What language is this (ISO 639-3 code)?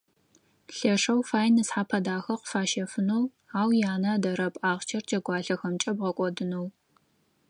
ady